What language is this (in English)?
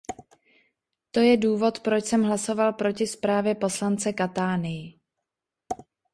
Czech